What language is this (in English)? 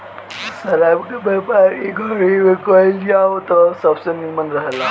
Bhojpuri